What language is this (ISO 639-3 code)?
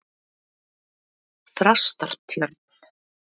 isl